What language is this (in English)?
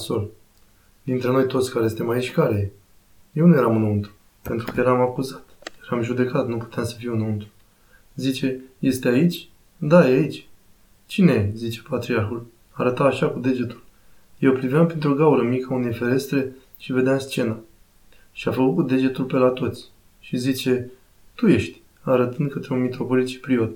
Romanian